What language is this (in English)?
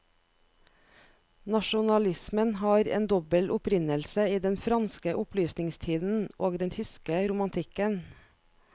Norwegian